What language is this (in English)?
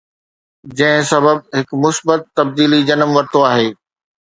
Sindhi